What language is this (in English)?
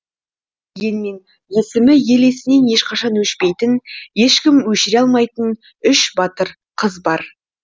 Kazakh